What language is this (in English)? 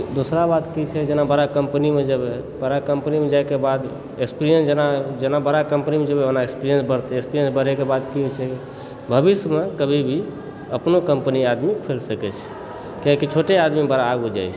Maithili